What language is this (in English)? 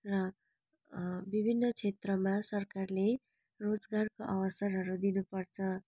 Nepali